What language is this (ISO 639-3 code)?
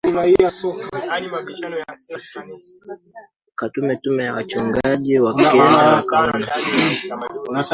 swa